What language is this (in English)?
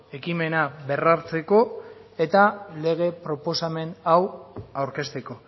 Basque